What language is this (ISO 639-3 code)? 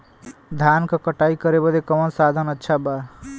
bho